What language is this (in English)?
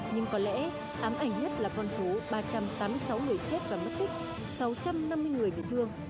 Vietnamese